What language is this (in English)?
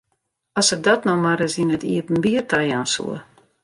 Western Frisian